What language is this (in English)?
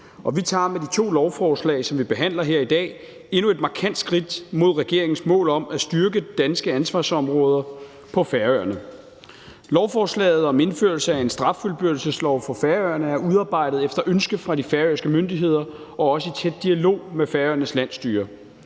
Danish